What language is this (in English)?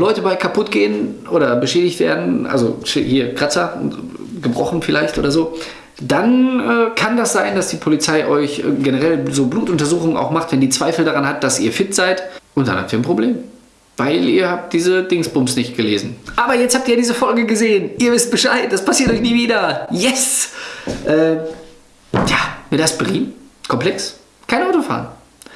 German